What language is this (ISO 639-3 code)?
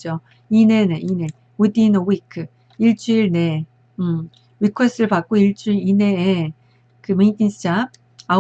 kor